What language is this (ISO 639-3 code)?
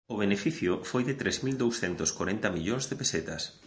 glg